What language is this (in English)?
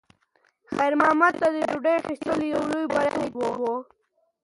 Pashto